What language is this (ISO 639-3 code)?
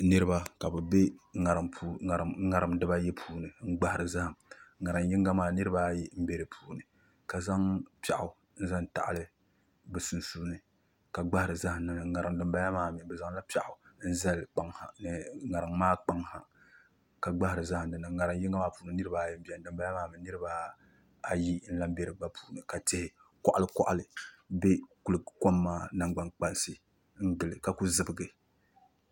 dag